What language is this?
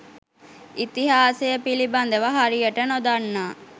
Sinhala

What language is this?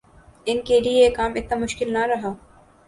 Urdu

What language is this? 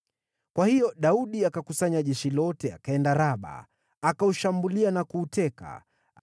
Swahili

